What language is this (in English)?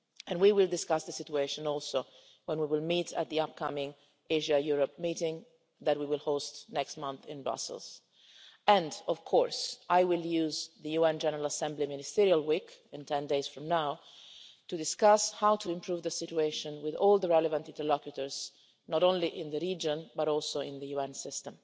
English